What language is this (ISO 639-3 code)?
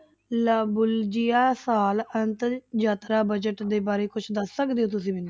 pan